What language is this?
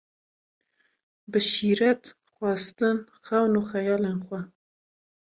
Kurdish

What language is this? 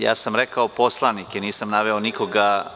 Serbian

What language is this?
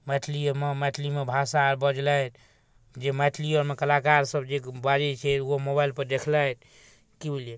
Maithili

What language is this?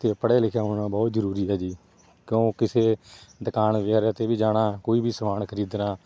Punjabi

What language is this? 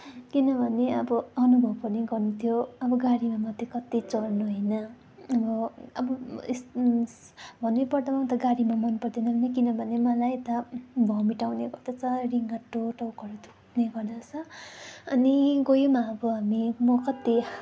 Nepali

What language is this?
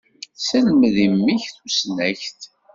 Kabyle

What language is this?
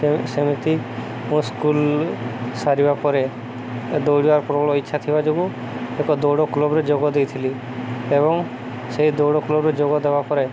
Odia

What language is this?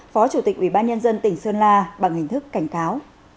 Vietnamese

